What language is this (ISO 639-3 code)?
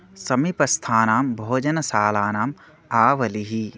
san